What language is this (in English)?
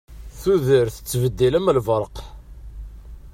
Kabyle